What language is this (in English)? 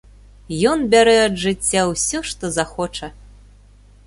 Belarusian